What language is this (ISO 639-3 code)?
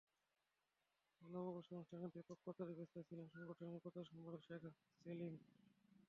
ben